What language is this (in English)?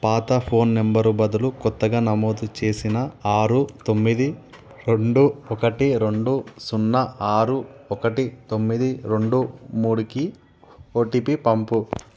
Telugu